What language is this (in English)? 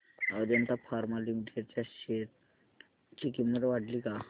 Marathi